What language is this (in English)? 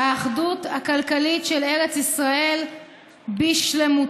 Hebrew